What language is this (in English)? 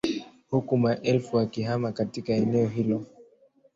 Swahili